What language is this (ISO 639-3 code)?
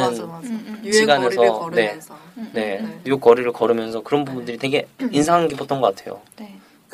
kor